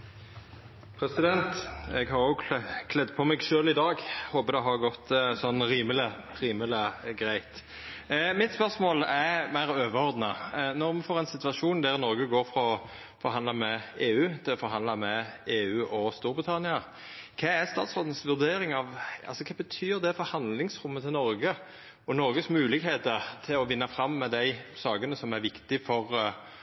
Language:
Norwegian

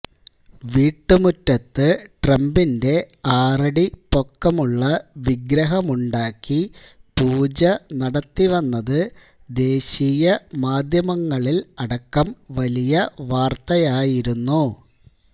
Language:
Malayalam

